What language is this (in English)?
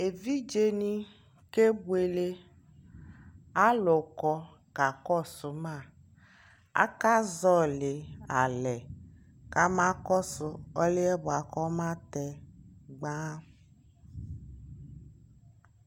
Ikposo